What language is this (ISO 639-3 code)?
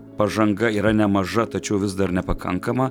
lit